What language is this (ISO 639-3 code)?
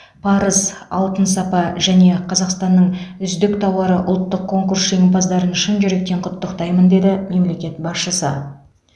kaz